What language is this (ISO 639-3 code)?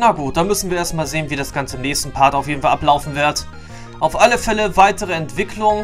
deu